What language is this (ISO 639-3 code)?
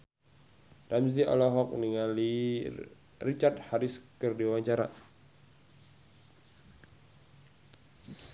sun